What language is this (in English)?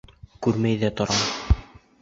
Bashkir